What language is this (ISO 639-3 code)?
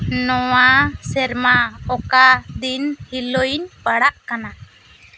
sat